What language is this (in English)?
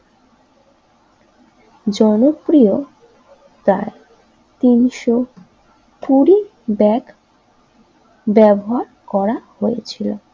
Bangla